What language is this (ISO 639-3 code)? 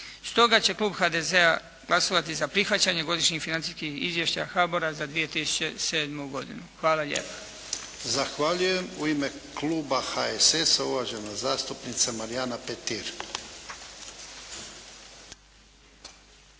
hrv